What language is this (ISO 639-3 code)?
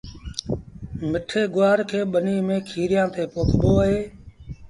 sbn